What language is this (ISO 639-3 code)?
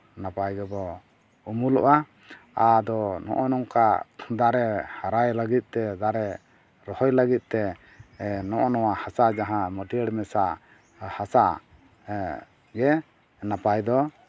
sat